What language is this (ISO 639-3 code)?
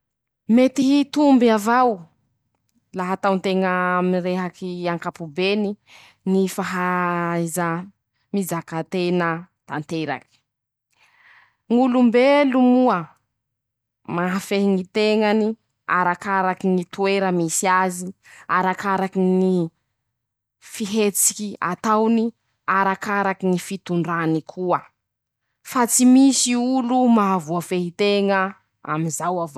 msh